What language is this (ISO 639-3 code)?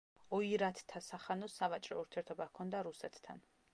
kat